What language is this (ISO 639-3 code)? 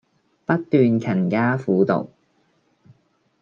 yue